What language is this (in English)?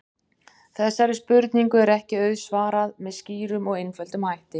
Icelandic